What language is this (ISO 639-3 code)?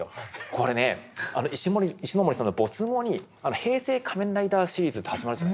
jpn